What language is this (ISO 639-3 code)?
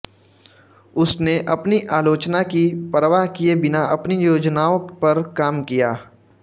hin